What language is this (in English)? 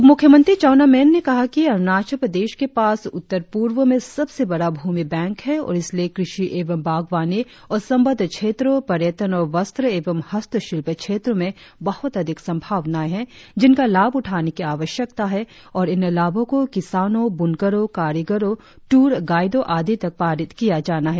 Hindi